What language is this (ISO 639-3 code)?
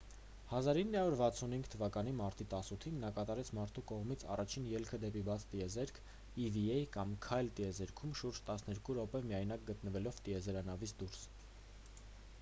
hye